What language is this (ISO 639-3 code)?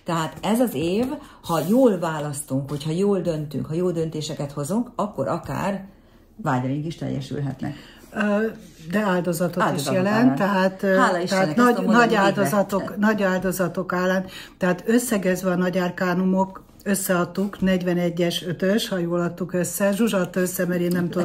hun